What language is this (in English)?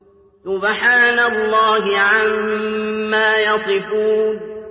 Arabic